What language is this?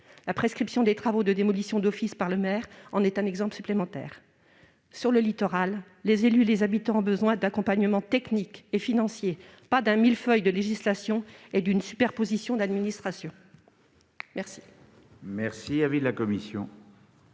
French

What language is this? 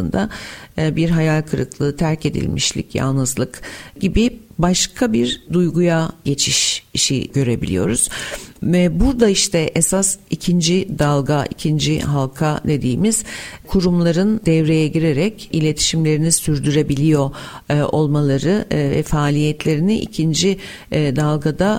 Turkish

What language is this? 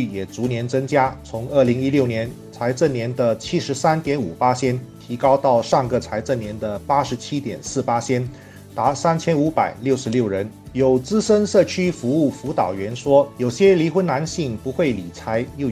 Chinese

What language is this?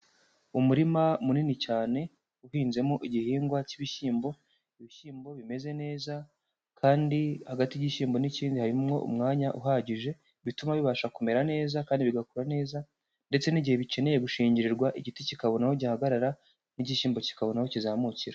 Kinyarwanda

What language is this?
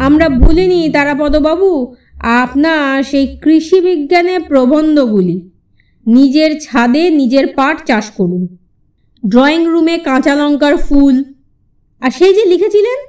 Bangla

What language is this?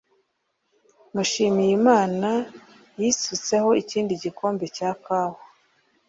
Kinyarwanda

